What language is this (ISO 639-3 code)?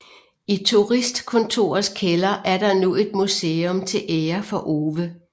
dan